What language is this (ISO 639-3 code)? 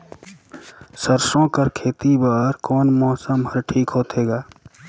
hne